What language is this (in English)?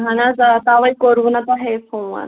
Kashmiri